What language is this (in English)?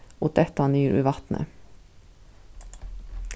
Faroese